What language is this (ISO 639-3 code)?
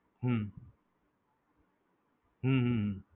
guj